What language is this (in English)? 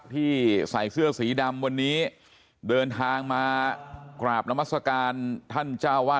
Thai